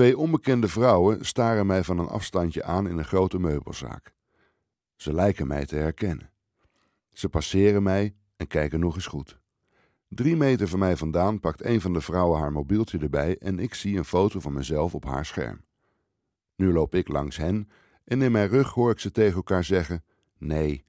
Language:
Dutch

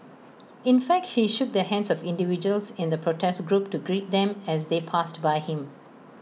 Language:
English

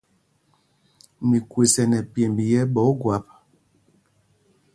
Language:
Mpumpong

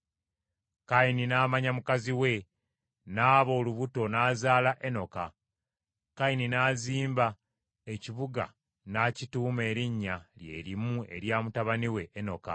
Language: Ganda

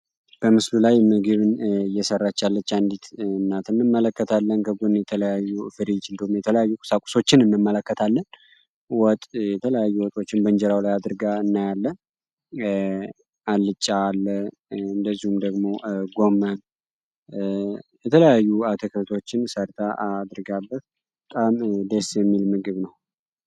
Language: Amharic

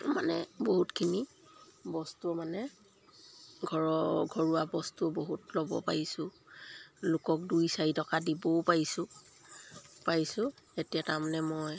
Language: Assamese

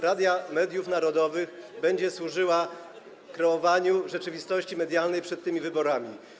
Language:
Polish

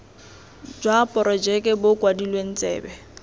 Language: Tswana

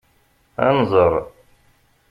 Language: Kabyle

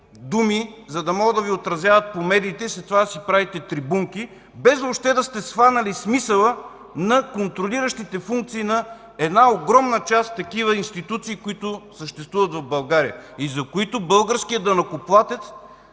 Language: Bulgarian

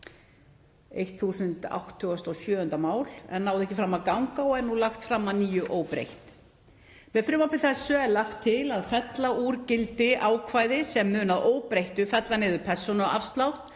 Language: Icelandic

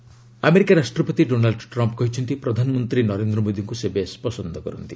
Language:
Odia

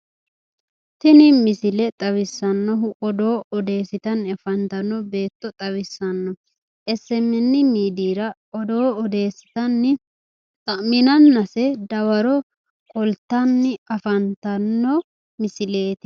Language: Sidamo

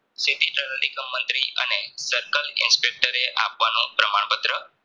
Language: Gujarati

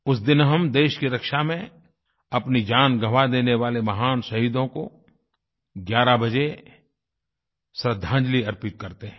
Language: Hindi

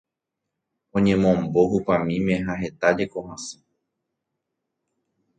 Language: Guarani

